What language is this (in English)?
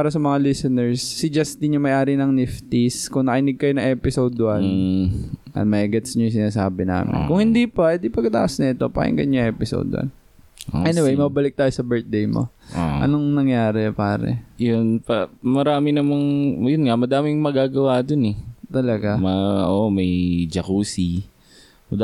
Filipino